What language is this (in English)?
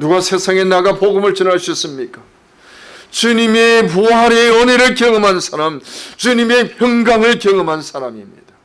Korean